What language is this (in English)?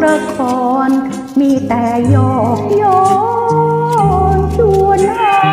Thai